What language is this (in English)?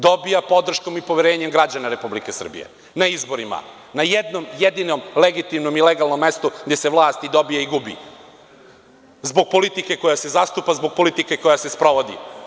Serbian